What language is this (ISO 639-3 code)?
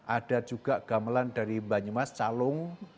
ind